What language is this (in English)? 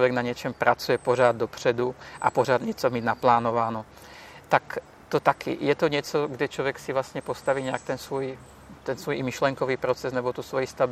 Czech